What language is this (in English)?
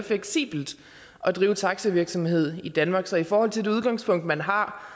Danish